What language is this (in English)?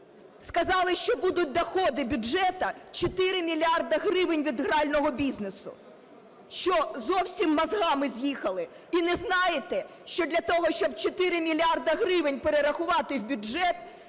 Ukrainian